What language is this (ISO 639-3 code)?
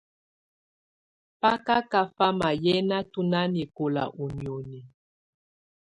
tvu